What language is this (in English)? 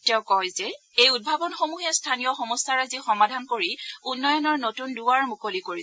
Assamese